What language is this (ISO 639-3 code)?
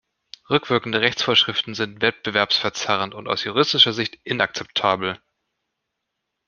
deu